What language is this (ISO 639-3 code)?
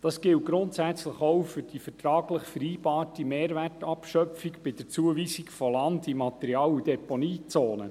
gsw